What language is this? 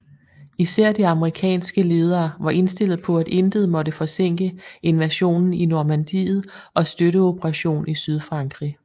Danish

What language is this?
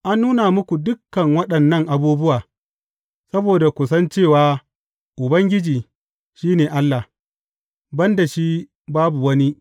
Hausa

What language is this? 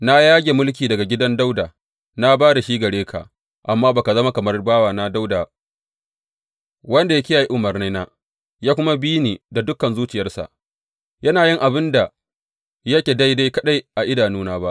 Hausa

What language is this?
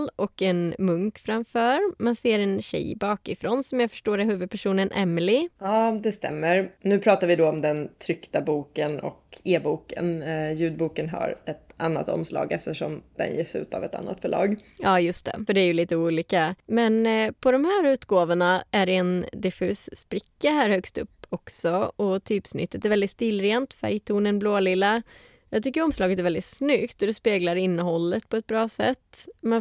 Swedish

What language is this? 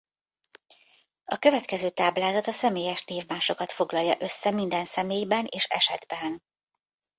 Hungarian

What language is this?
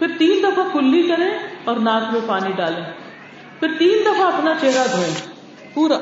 Urdu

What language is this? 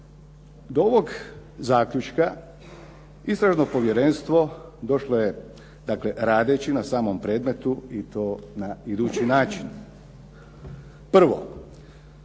Croatian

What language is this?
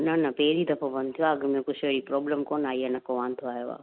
Sindhi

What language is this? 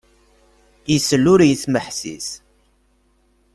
Kabyle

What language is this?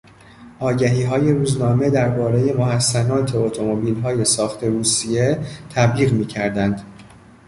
Persian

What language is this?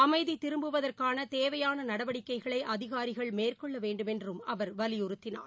Tamil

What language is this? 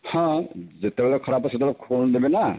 Odia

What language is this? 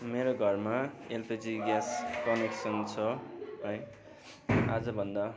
Nepali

